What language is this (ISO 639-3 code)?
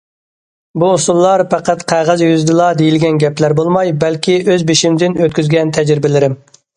uig